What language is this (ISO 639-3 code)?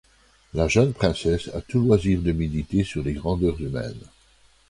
fra